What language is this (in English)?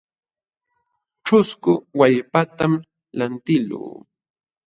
Jauja Wanca Quechua